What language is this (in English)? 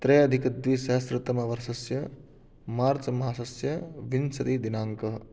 Sanskrit